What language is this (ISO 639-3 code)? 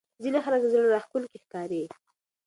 pus